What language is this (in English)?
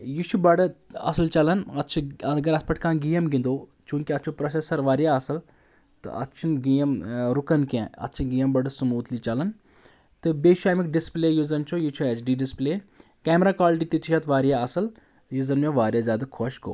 Kashmiri